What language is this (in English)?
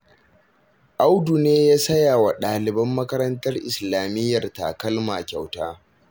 Hausa